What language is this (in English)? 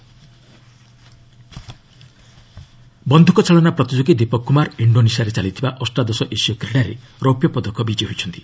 Odia